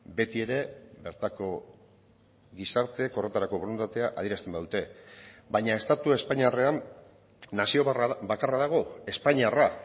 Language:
Basque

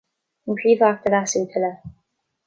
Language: Irish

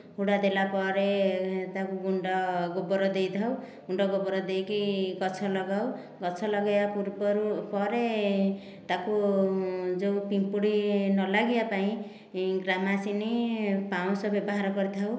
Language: Odia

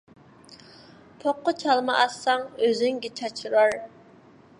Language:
Uyghur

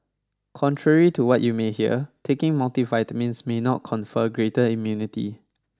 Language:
English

